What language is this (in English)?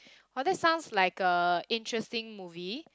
English